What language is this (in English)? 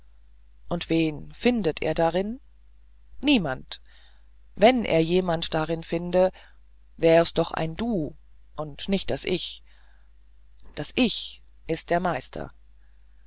German